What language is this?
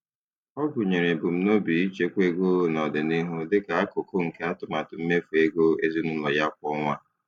Igbo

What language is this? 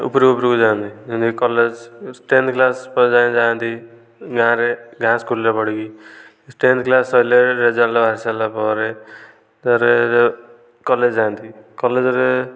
Odia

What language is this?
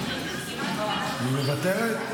Hebrew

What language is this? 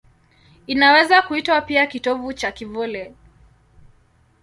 Swahili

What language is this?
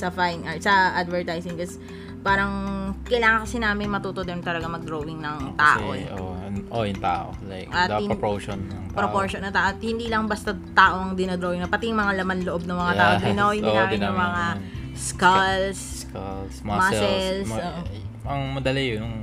Filipino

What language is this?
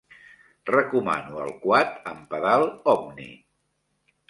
Catalan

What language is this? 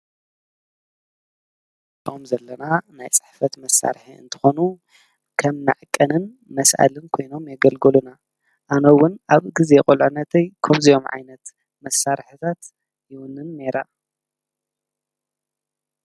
Tigrinya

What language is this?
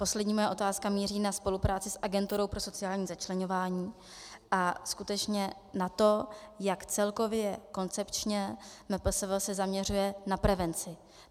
Czech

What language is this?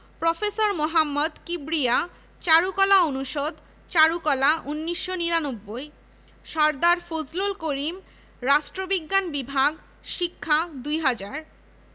Bangla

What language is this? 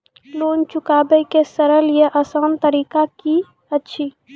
Maithili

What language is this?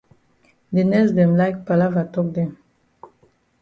Cameroon Pidgin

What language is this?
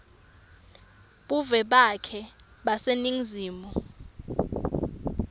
Swati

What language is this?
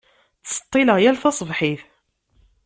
Kabyle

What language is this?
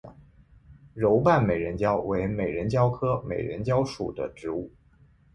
Chinese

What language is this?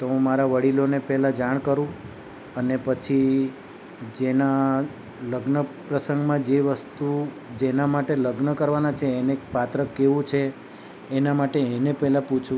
Gujarati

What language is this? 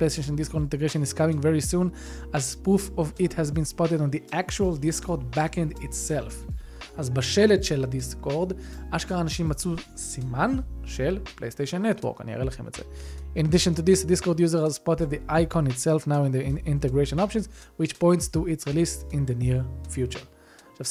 Hebrew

